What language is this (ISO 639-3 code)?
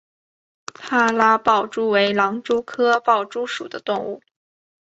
zho